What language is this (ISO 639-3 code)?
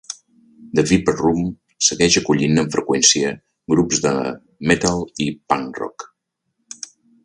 cat